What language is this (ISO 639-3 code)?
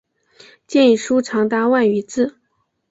zho